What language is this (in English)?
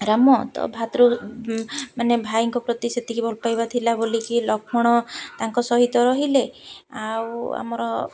Odia